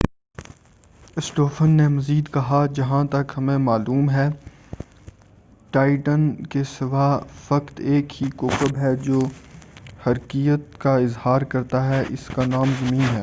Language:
Urdu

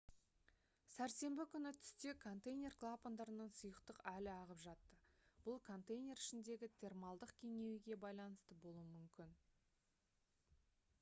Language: Kazakh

